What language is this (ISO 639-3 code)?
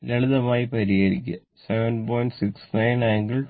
mal